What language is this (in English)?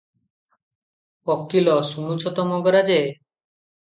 Odia